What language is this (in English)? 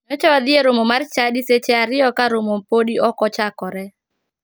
Luo (Kenya and Tanzania)